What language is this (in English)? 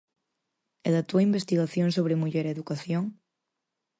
Galician